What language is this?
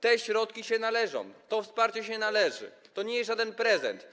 Polish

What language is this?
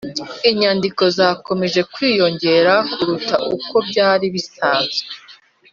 Kinyarwanda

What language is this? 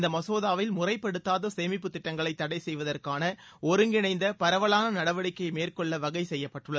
Tamil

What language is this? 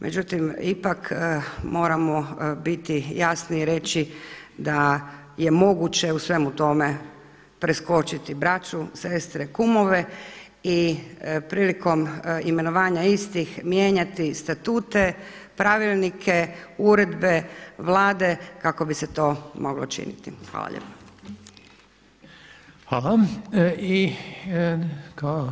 Croatian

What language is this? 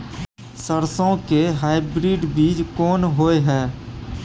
Maithili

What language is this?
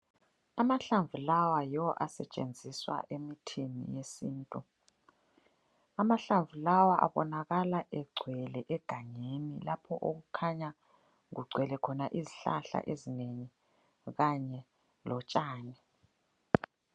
North Ndebele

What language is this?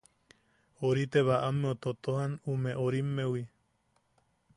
Yaqui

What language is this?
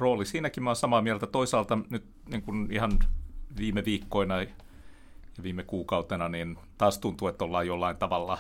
Finnish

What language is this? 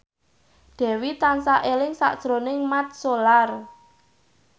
Javanese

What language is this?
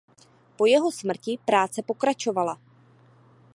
Czech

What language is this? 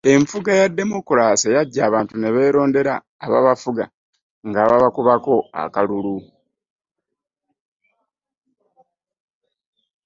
Ganda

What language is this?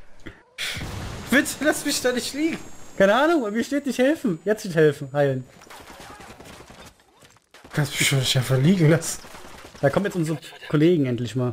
German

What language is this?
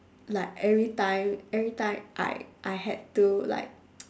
English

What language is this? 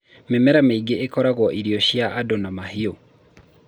Kikuyu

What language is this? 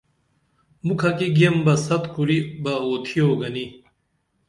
Dameli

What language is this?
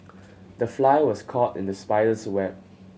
English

